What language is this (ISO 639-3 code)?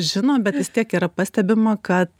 lit